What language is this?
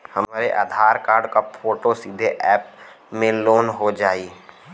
Bhojpuri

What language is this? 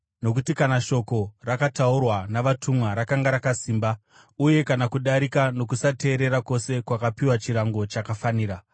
Shona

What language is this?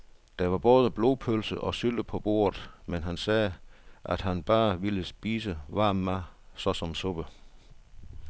Danish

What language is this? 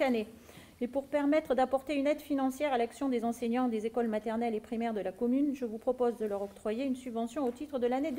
French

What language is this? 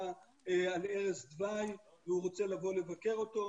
Hebrew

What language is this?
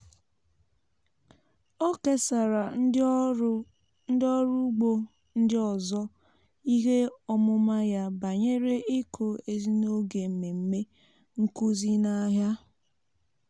Igbo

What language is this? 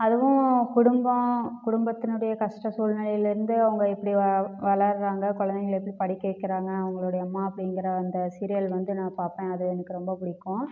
Tamil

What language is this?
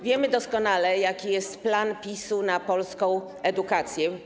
Polish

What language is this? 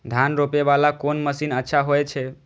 Maithili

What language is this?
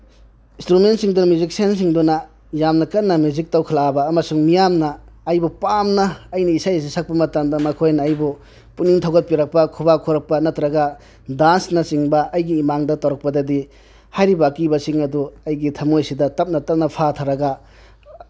Manipuri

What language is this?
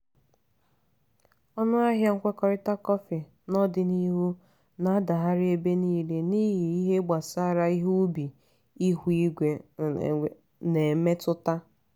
Igbo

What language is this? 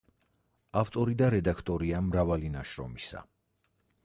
Georgian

